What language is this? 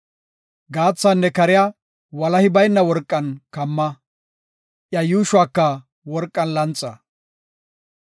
Gofa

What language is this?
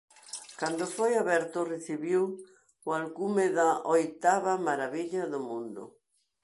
Galician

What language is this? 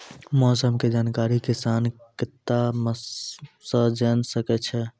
Maithili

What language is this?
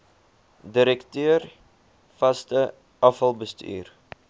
Afrikaans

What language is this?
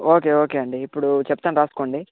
Telugu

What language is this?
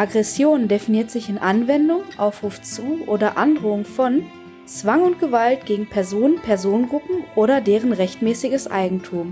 German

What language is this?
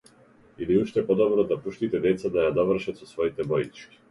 Macedonian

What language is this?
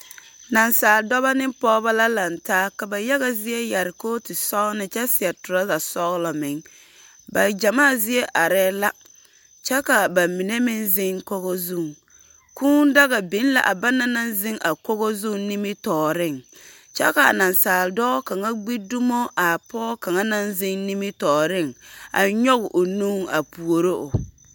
Southern Dagaare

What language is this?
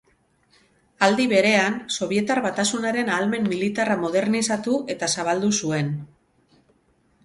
Basque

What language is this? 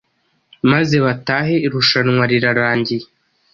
Kinyarwanda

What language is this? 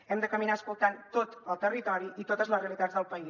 Catalan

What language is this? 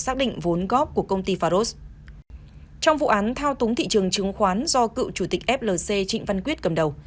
Vietnamese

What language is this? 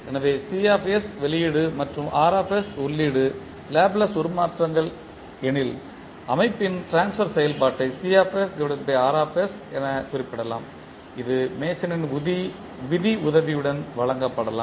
Tamil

